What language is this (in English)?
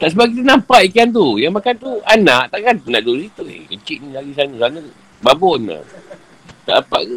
Malay